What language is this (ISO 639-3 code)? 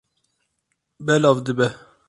kur